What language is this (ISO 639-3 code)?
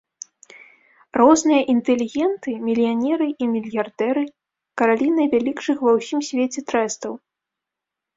bel